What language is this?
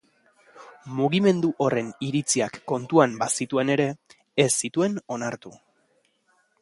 Basque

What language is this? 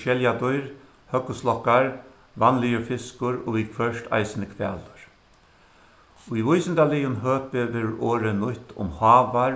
Faroese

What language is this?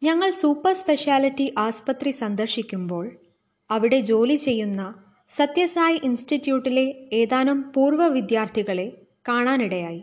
Malayalam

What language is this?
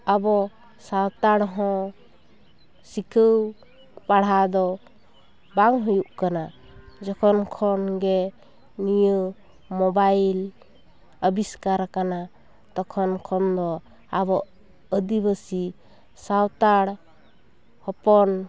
Santali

